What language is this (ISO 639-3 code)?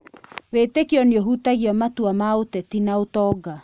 kik